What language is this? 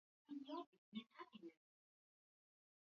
Swahili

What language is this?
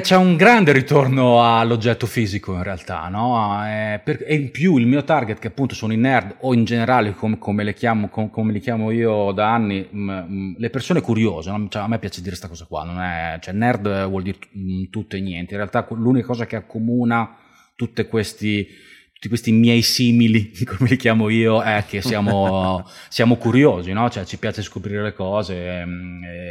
Italian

